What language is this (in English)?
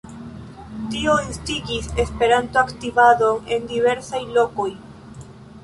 Esperanto